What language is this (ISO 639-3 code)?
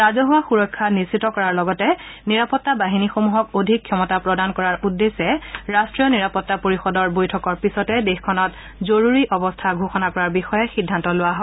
asm